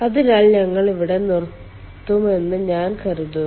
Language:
Malayalam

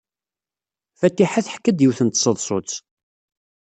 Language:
Kabyle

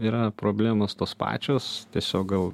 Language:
Lithuanian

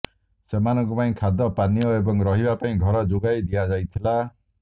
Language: Odia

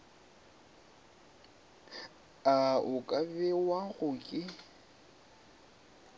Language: Northern Sotho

